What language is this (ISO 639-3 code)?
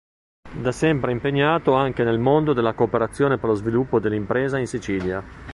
ita